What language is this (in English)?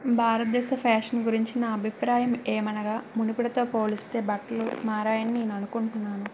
Telugu